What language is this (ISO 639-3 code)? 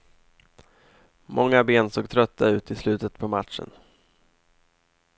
swe